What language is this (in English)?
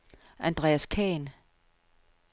Danish